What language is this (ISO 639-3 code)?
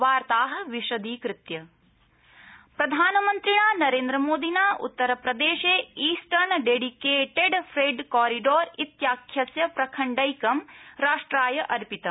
san